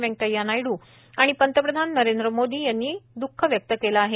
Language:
Marathi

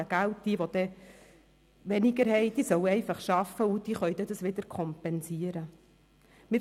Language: Swiss German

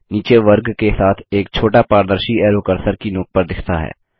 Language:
Hindi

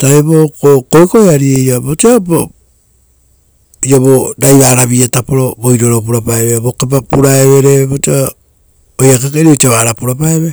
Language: Rotokas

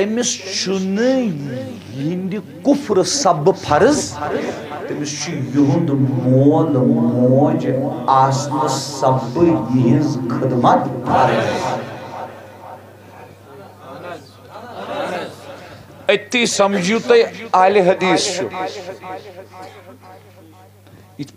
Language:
Turkish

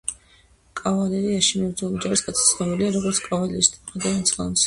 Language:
Georgian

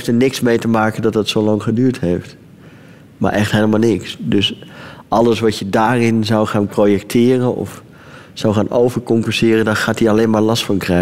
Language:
Dutch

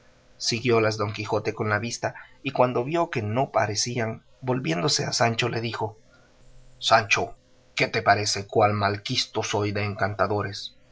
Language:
Spanish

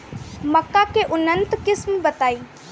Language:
Bhojpuri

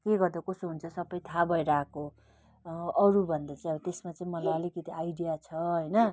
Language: Nepali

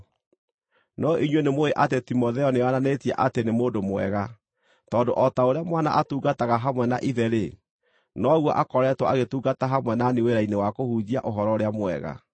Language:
Kikuyu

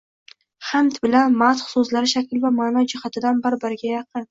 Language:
Uzbek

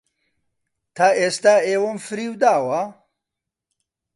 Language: Central Kurdish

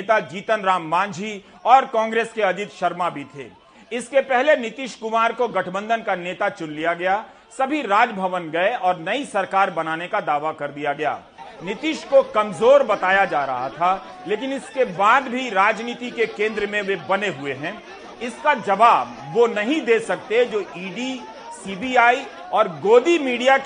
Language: Hindi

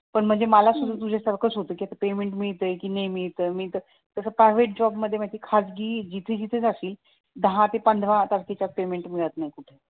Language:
Marathi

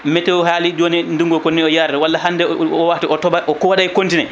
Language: Fula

